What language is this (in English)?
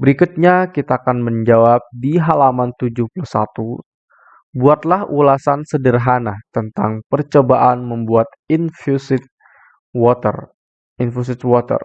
Indonesian